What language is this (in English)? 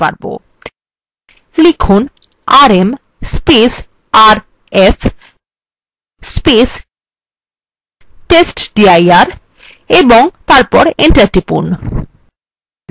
Bangla